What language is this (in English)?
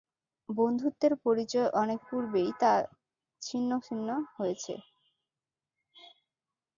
Bangla